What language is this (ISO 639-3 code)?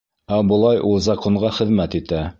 bak